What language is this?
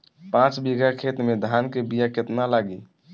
Bhojpuri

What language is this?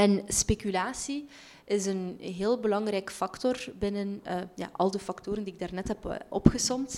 Dutch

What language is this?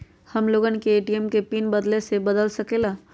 Magahi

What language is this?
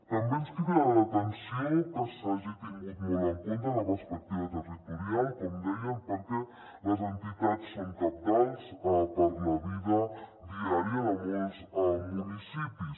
Catalan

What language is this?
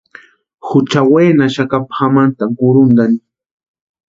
Western Highland Purepecha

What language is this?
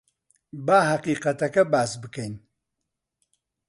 Central Kurdish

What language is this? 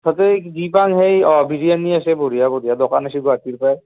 Assamese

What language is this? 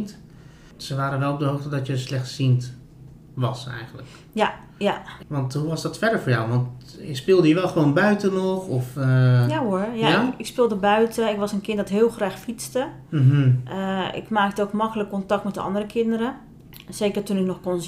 Dutch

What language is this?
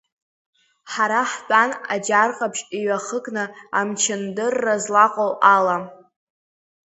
Abkhazian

